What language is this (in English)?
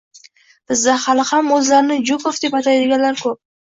Uzbek